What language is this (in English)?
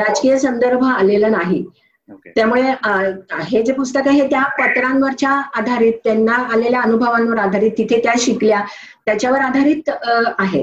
Marathi